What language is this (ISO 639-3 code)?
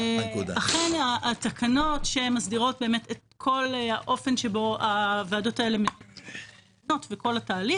heb